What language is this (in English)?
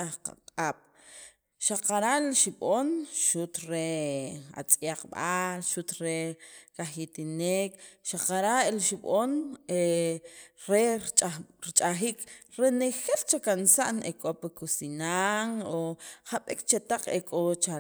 Sacapulteco